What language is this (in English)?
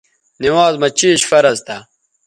Bateri